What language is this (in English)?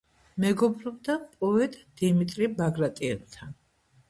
Georgian